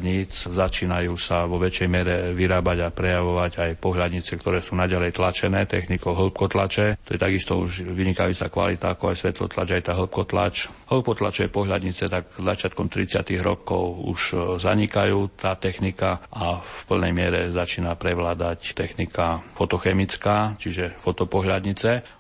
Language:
Slovak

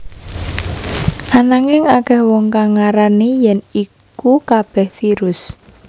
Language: Javanese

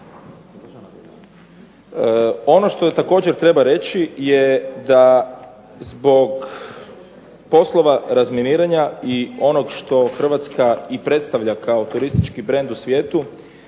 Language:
Croatian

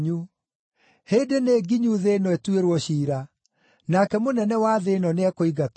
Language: Kikuyu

